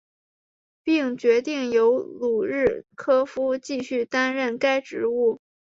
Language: Chinese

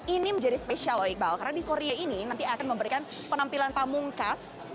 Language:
Indonesian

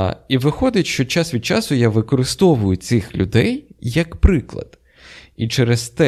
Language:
Ukrainian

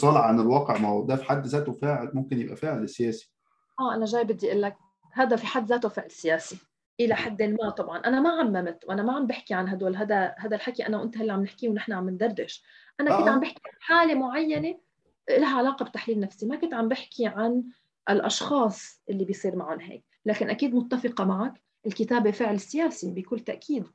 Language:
Arabic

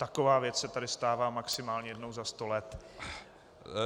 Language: Czech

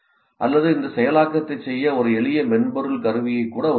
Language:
Tamil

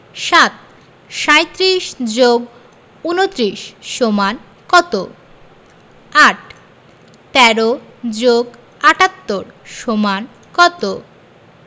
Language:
Bangla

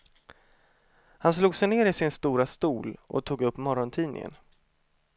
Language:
Swedish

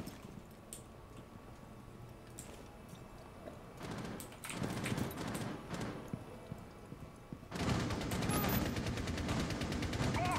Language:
Portuguese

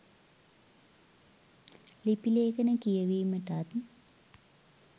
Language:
Sinhala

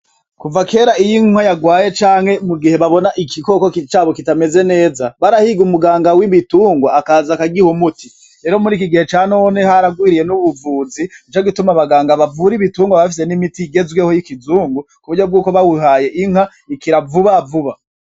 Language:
Rundi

